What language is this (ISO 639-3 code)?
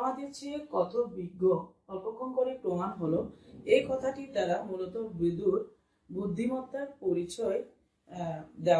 hin